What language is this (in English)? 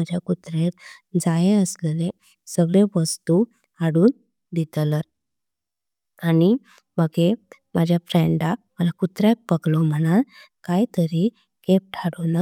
Konkani